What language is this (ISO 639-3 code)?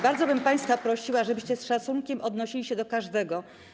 pol